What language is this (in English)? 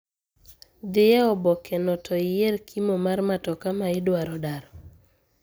Luo (Kenya and Tanzania)